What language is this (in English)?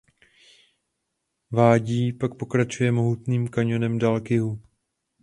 Czech